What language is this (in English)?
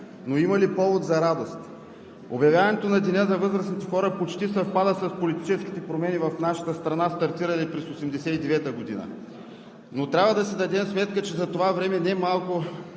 Bulgarian